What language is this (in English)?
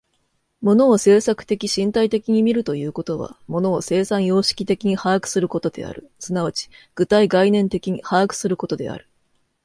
Japanese